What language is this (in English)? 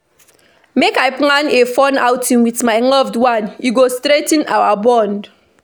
Nigerian Pidgin